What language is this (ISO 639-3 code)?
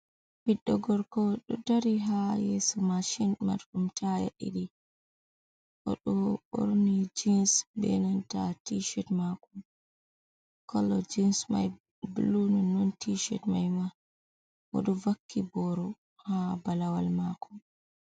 ful